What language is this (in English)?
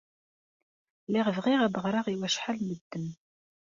Kabyle